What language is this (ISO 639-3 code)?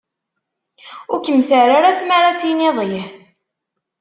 kab